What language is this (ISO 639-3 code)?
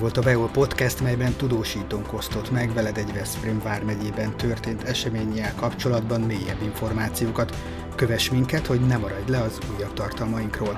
hun